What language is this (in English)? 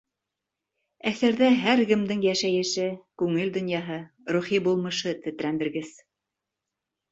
Bashkir